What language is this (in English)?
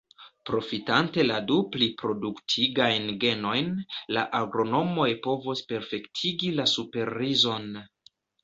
Esperanto